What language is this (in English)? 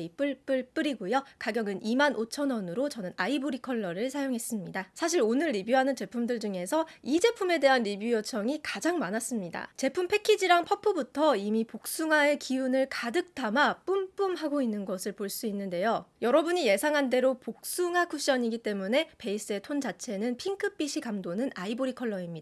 Korean